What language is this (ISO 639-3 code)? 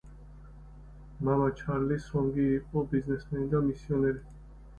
kat